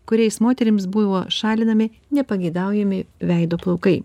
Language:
Lithuanian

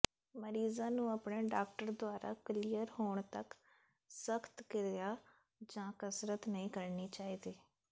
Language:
Punjabi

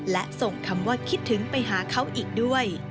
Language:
Thai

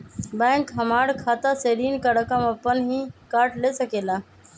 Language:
Magahi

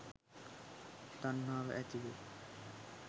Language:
Sinhala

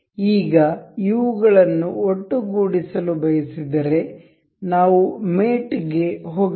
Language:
Kannada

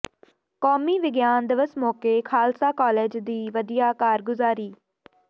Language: Punjabi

